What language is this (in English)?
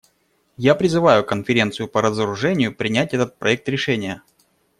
Russian